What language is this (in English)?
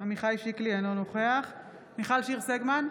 Hebrew